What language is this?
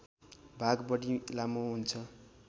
Nepali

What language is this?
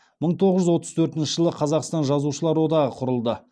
Kazakh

